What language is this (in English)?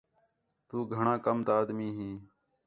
Khetrani